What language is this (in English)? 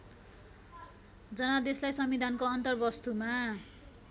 Nepali